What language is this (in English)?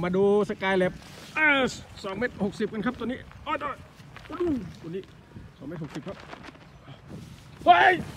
Thai